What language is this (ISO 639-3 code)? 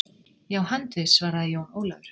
isl